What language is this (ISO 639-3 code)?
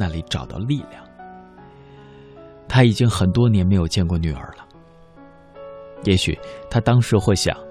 zho